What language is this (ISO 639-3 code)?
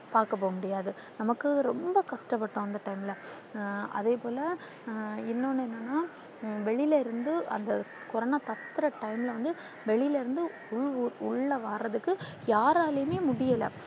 tam